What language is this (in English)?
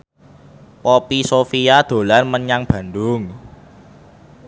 Javanese